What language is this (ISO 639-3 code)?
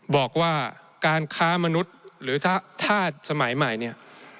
tha